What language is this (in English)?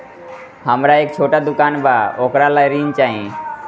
Bhojpuri